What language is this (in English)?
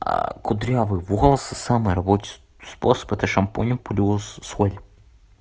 Russian